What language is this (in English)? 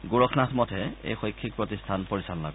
Assamese